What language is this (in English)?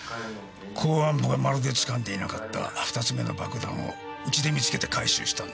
Japanese